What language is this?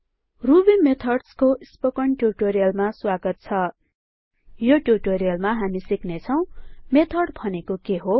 Nepali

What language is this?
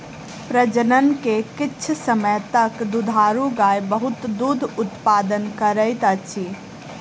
Maithili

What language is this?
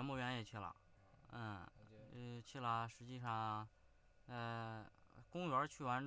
Chinese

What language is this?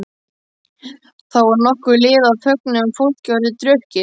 Icelandic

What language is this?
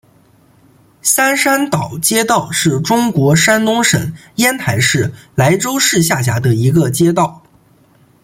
Chinese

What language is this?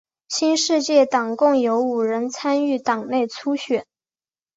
Chinese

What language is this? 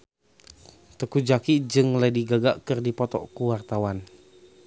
Sundanese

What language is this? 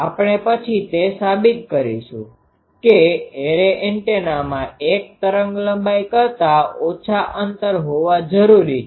Gujarati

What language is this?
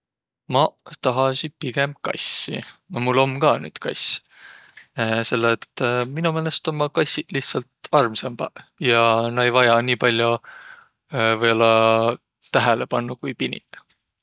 Võro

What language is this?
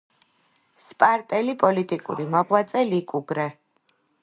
Georgian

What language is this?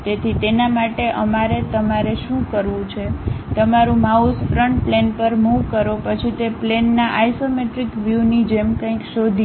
Gujarati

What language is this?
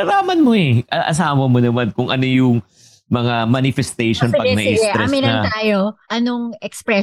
Filipino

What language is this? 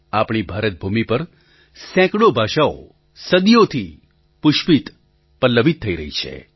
Gujarati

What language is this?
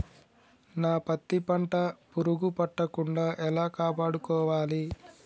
Telugu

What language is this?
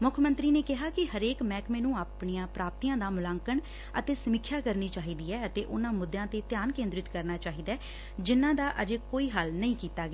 Punjabi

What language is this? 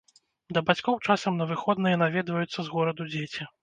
Belarusian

